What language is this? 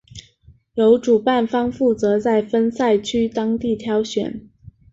Chinese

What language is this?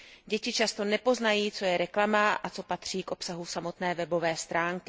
Czech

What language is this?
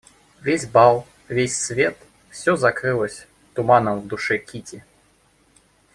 Russian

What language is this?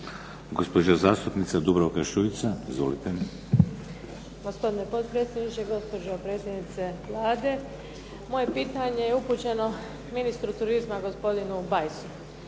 Croatian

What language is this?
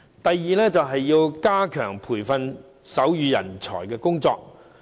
Cantonese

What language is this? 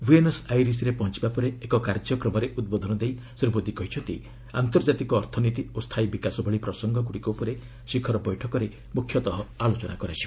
Odia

